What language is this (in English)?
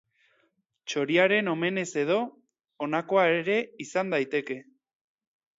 Basque